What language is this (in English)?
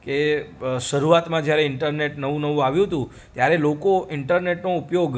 Gujarati